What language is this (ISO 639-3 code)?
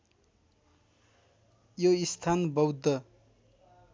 nep